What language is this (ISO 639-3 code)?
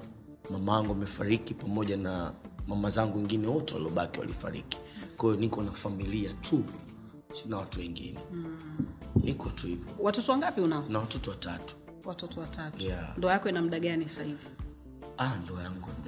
swa